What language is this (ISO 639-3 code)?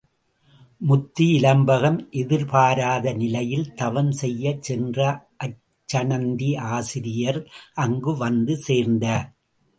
tam